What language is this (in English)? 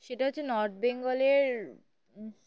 Bangla